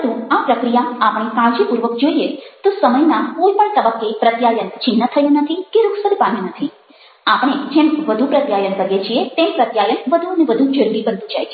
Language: Gujarati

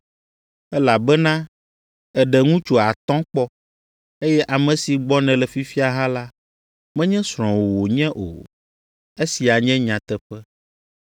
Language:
Ewe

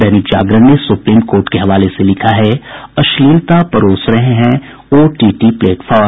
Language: Hindi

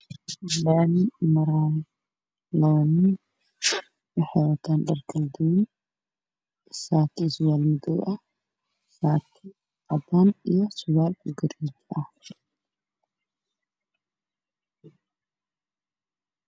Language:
Somali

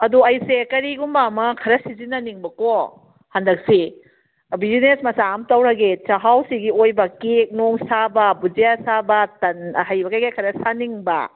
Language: Manipuri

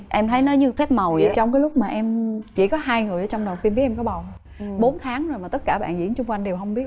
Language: Vietnamese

